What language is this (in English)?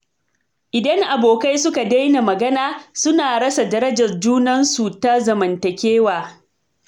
Hausa